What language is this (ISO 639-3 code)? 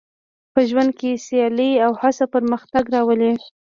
pus